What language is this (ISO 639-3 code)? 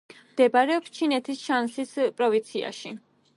kat